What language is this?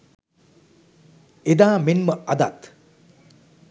Sinhala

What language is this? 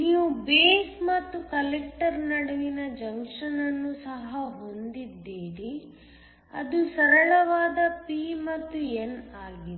Kannada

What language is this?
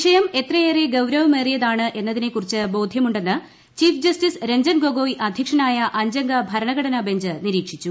Malayalam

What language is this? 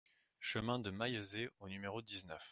French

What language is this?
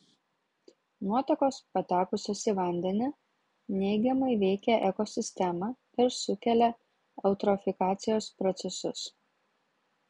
Lithuanian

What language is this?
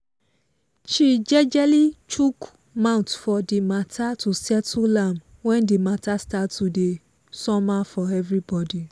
Nigerian Pidgin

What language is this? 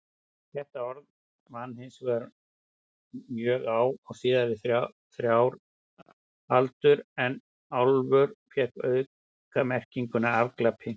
Icelandic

